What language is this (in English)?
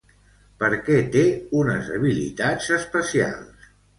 Catalan